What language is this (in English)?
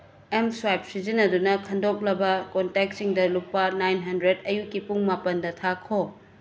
Manipuri